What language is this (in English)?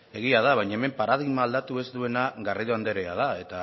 Basque